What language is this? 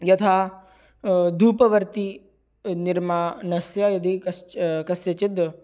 Sanskrit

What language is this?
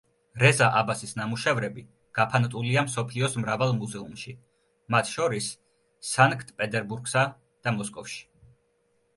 Georgian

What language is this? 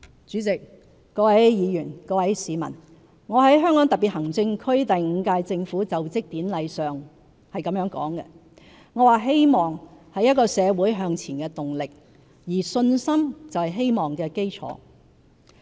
Cantonese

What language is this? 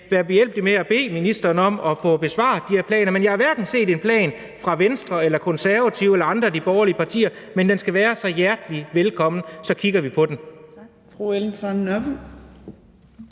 Danish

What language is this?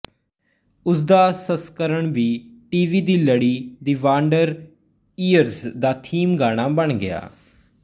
Punjabi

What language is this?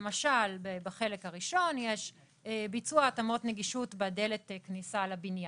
Hebrew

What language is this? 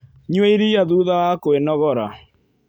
Kikuyu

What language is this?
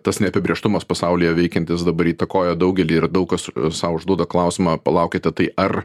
Lithuanian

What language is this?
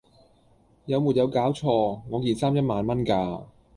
Cantonese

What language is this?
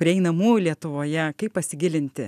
Lithuanian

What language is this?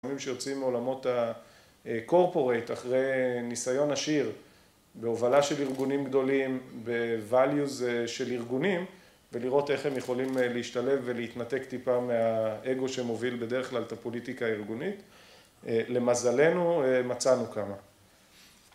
Hebrew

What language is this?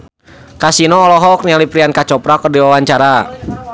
Sundanese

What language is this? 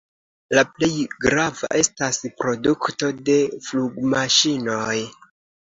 Esperanto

